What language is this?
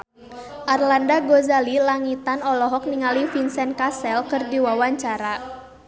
Sundanese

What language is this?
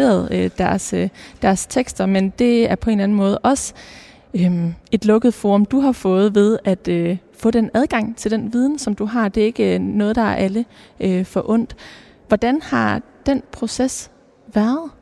Danish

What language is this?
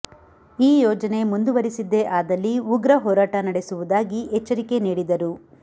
Kannada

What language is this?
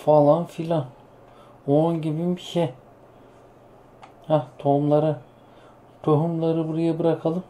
Turkish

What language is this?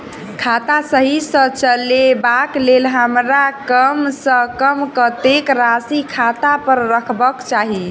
Maithili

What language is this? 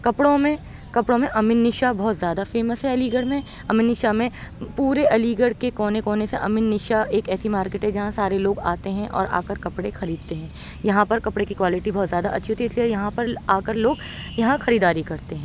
Urdu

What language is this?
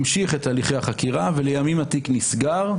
Hebrew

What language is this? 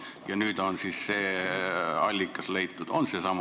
Estonian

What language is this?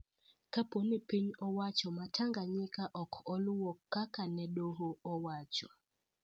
Luo (Kenya and Tanzania)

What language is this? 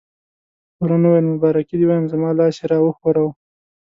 Pashto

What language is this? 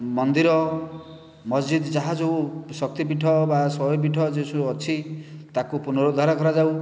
Odia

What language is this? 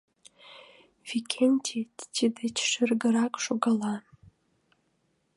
Mari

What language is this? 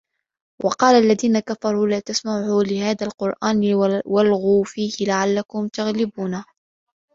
Arabic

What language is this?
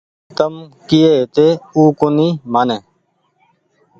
Goaria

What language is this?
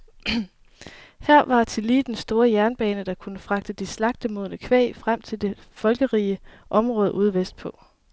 Danish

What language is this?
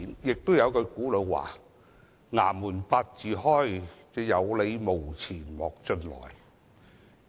Cantonese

